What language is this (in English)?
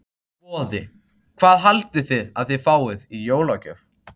Icelandic